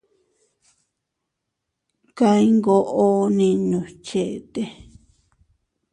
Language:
Teutila Cuicatec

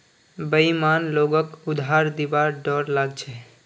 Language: Magahi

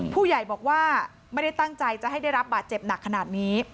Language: Thai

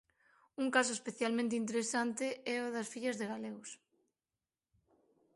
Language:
Galician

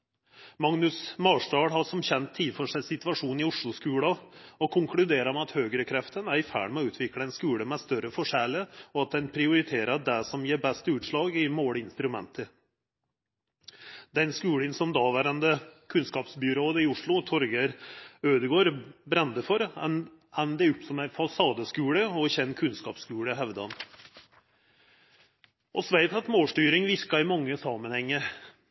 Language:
Norwegian Nynorsk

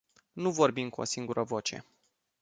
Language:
Romanian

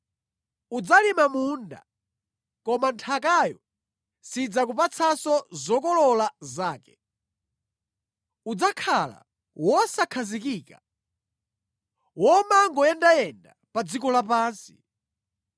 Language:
Nyanja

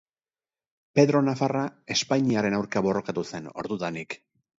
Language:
Basque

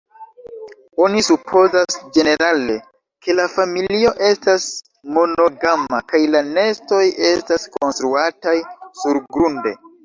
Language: Esperanto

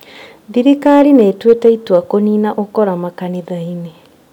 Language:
Kikuyu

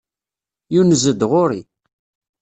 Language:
Kabyle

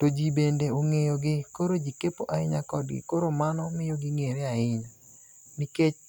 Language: Luo (Kenya and Tanzania)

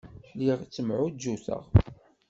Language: Kabyle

